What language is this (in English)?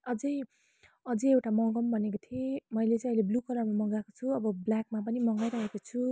Nepali